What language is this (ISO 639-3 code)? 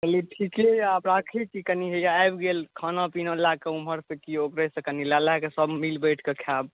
mai